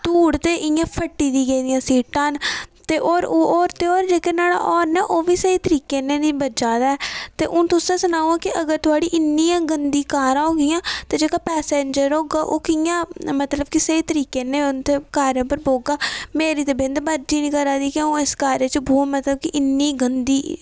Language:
Dogri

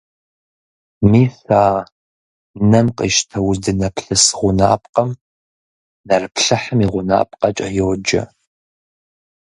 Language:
Kabardian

